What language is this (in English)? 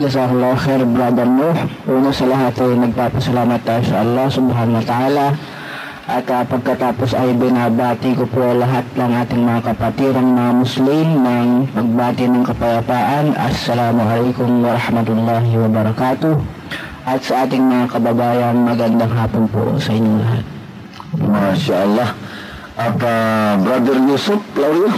Filipino